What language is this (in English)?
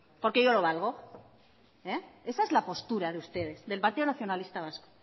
Spanish